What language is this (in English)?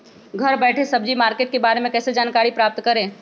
Magahi